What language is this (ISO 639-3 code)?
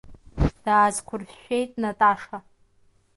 abk